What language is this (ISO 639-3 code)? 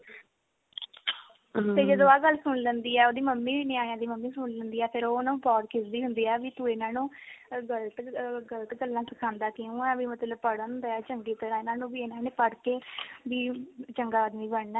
pan